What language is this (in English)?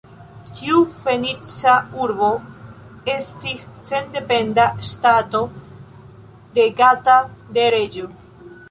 Esperanto